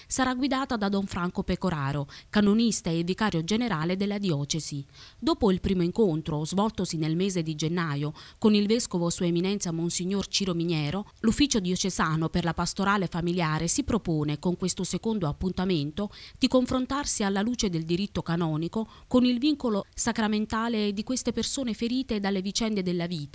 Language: Italian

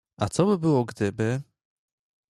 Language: Polish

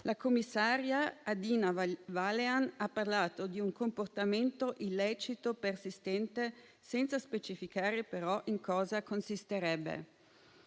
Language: Italian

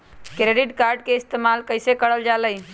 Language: Magahi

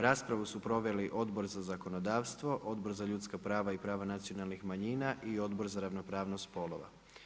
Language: Croatian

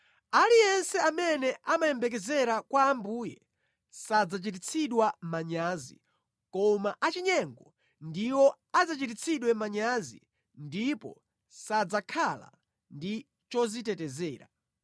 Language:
Nyanja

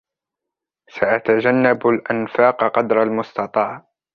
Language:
Arabic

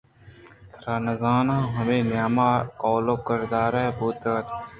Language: Eastern Balochi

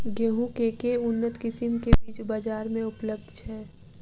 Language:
Maithili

